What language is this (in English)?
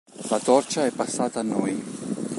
Italian